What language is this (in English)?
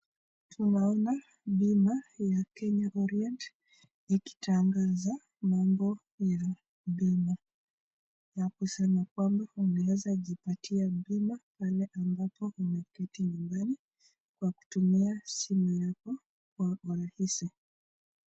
Swahili